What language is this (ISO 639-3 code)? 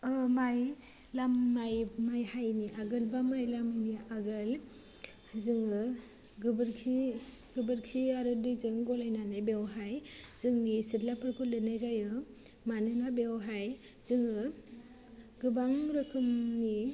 brx